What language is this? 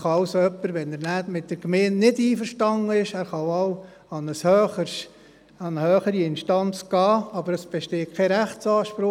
Swiss German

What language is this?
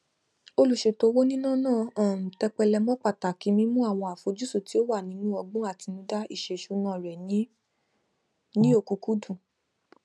Yoruba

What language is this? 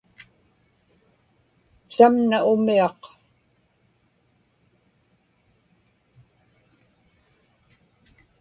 Inupiaq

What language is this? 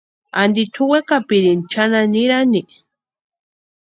Western Highland Purepecha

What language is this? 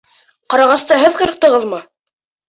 Bashkir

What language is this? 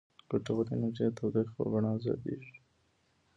Pashto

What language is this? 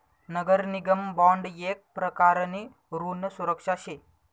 Marathi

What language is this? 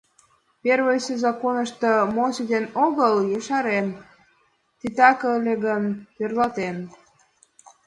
Mari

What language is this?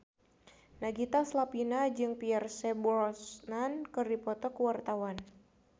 Sundanese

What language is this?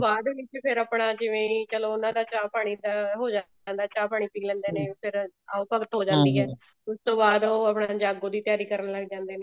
Punjabi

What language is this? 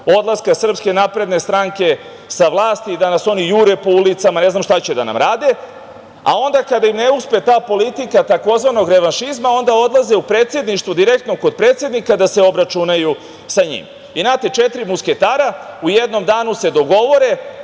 Serbian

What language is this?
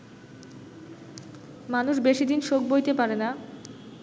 Bangla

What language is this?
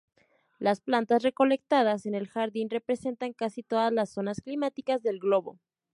Spanish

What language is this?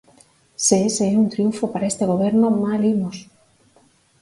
Galician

